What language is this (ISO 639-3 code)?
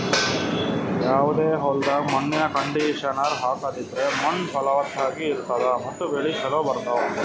kan